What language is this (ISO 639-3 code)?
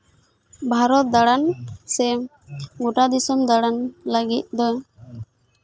sat